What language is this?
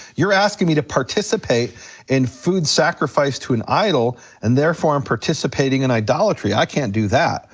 English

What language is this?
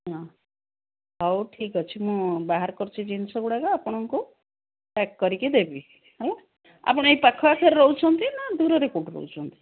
Odia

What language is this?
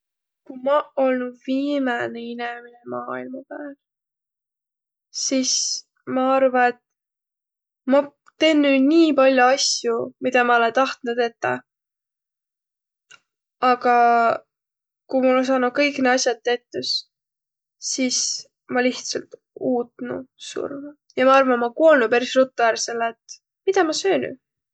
Võro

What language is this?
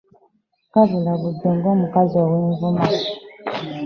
Ganda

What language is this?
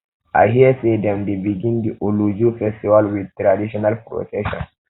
Nigerian Pidgin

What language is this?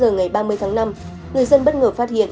Vietnamese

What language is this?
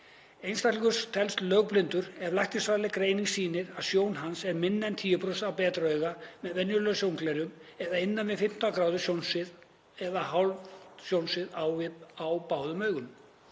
Icelandic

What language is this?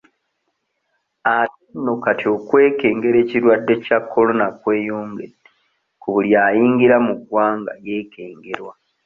Ganda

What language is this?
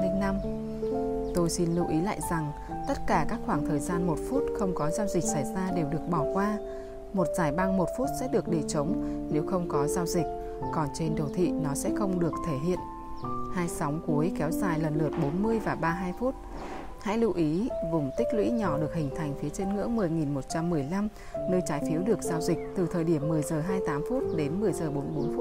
Vietnamese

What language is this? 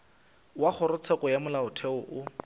Northern Sotho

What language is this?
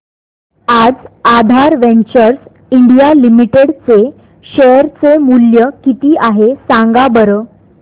Marathi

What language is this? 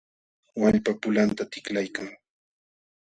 Jauja Wanca Quechua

